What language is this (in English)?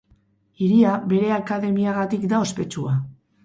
Basque